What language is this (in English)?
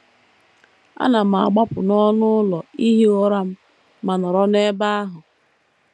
Igbo